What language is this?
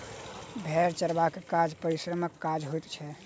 Maithili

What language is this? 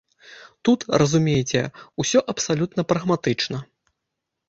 Belarusian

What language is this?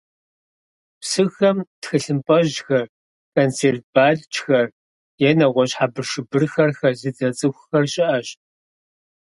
Kabardian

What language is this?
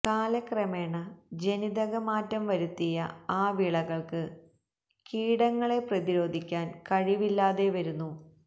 Malayalam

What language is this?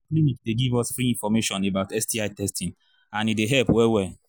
Nigerian Pidgin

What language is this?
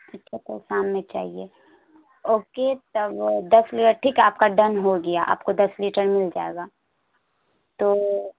Urdu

